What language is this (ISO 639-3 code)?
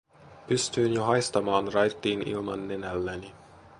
fin